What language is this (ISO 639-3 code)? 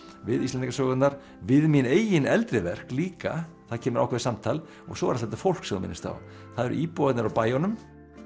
isl